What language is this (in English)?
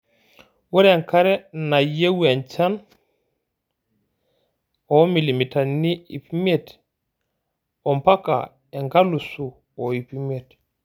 Masai